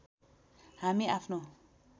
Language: Nepali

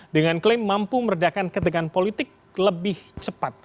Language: Indonesian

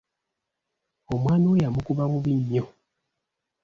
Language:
Ganda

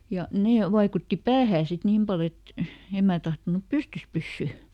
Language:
Finnish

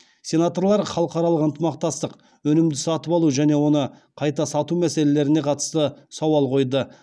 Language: Kazakh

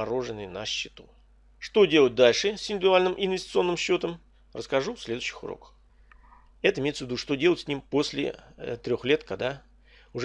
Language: Russian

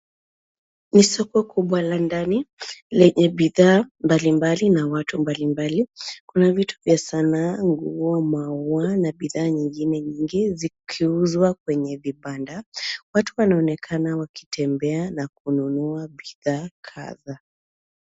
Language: Swahili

